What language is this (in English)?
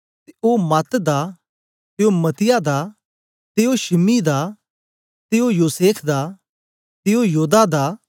Dogri